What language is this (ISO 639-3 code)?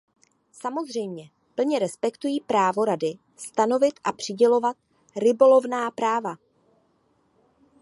ces